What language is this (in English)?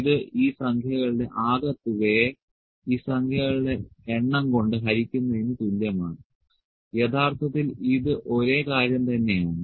Malayalam